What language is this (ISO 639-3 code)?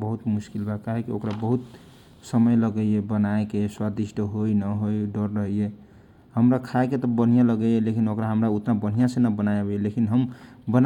thq